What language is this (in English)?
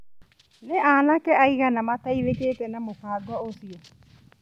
Kikuyu